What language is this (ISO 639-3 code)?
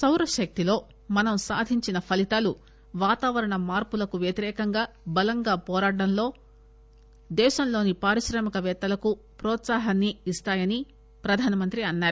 tel